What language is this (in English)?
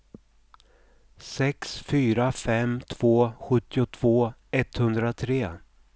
Swedish